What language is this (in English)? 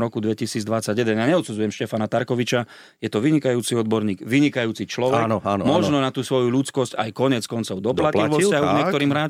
Slovak